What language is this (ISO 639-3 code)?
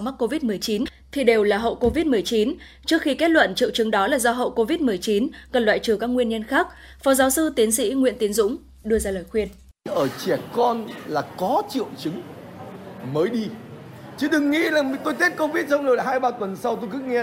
vie